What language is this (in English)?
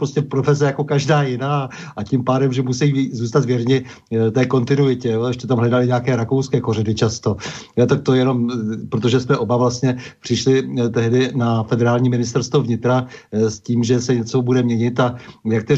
Czech